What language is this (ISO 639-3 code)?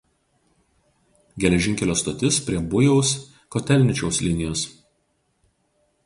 lit